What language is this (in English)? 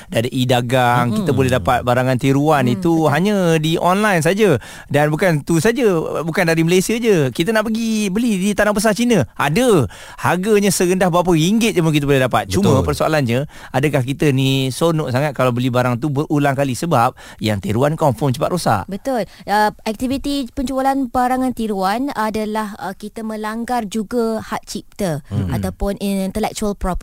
Malay